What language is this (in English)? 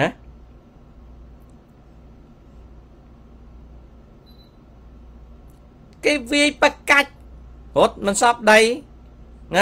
Thai